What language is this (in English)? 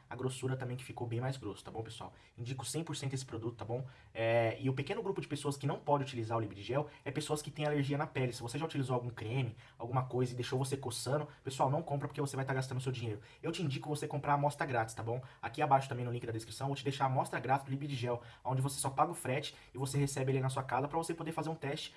Portuguese